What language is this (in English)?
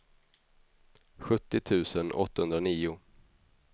Swedish